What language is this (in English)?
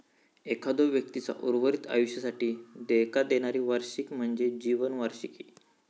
Marathi